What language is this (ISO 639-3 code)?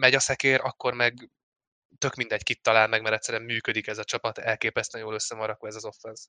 hun